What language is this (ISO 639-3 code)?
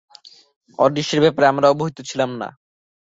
ben